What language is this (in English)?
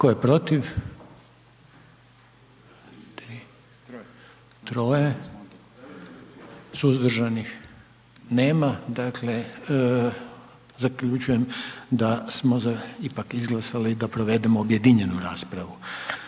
Croatian